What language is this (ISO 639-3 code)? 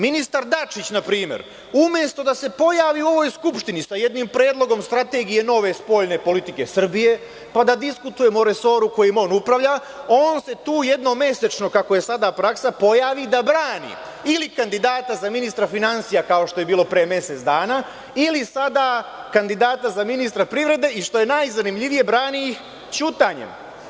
srp